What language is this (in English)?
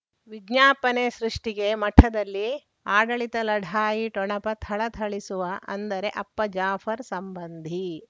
Kannada